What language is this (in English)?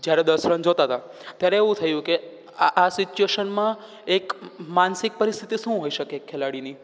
Gujarati